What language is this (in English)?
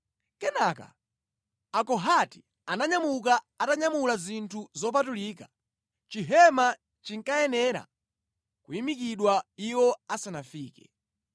Nyanja